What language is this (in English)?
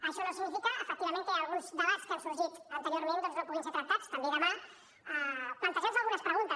Catalan